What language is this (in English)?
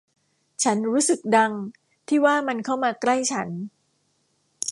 Thai